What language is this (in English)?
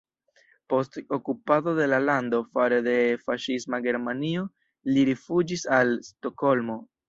Esperanto